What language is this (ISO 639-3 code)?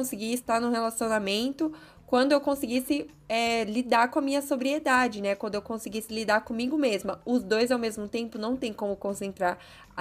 por